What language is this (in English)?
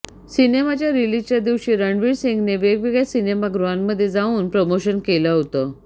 Marathi